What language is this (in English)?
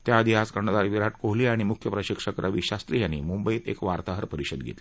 Marathi